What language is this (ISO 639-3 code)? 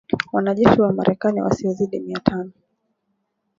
swa